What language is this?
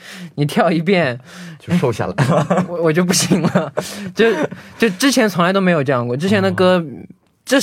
Chinese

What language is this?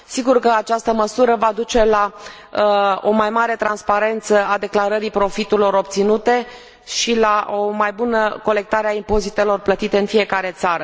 Romanian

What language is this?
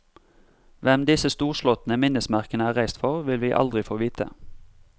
Norwegian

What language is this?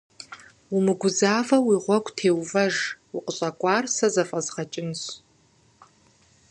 Kabardian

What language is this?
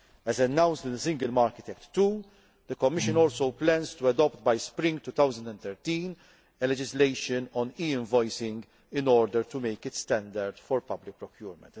English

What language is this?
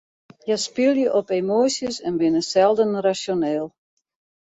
Western Frisian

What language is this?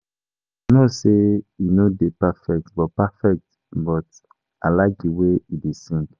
Nigerian Pidgin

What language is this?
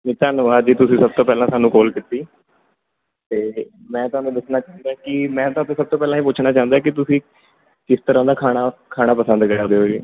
Punjabi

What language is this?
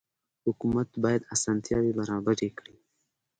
Pashto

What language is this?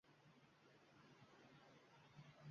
Uzbek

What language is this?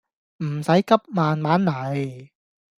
Cantonese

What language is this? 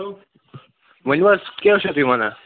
Kashmiri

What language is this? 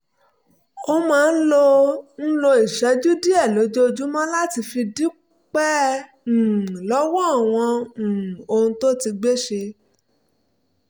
Yoruba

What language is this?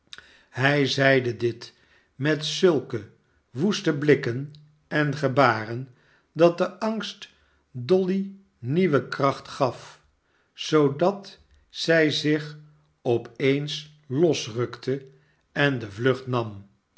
Dutch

